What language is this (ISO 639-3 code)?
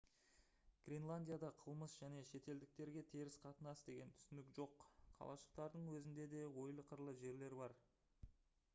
kaz